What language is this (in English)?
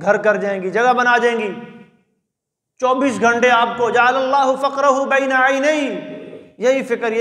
Arabic